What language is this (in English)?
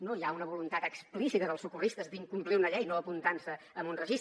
Catalan